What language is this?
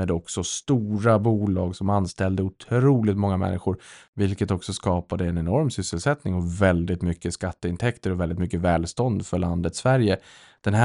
Swedish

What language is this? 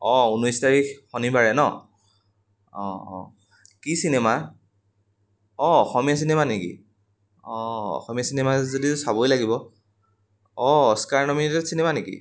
Assamese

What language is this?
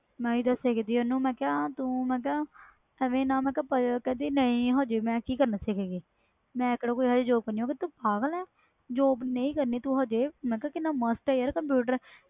Punjabi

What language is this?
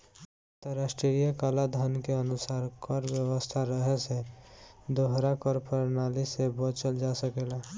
Bhojpuri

